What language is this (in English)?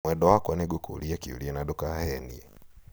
Kikuyu